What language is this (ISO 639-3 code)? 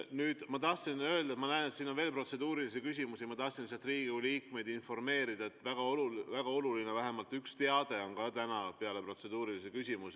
est